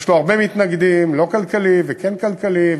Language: Hebrew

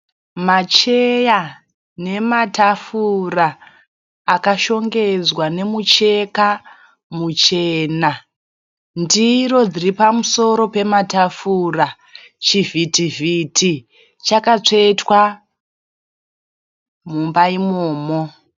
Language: Shona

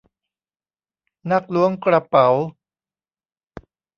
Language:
Thai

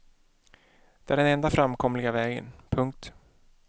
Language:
Swedish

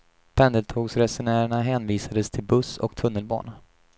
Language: Swedish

